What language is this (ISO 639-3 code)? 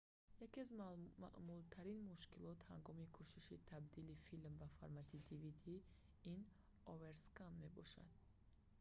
tgk